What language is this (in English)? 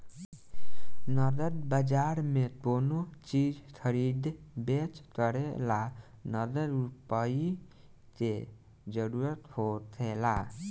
Bhojpuri